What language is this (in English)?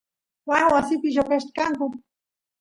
Santiago del Estero Quichua